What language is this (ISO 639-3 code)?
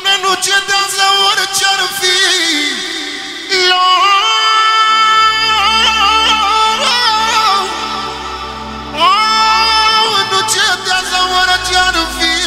ron